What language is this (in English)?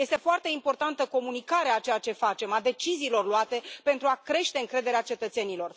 Romanian